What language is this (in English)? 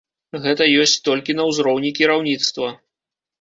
Belarusian